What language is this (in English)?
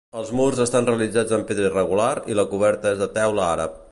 Catalan